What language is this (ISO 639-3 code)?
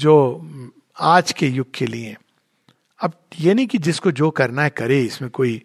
hin